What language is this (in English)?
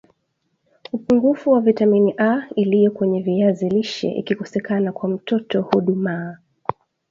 Swahili